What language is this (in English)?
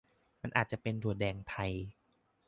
Thai